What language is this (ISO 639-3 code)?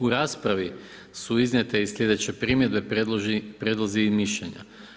hrv